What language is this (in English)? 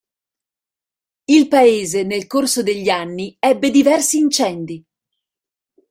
Italian